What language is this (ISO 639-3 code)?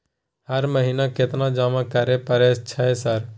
mai